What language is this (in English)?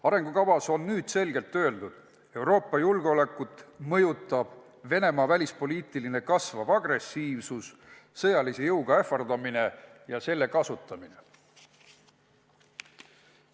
Estonian